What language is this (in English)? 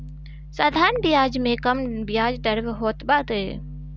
Bhojpuri